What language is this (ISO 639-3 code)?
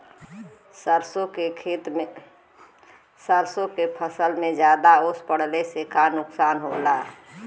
bho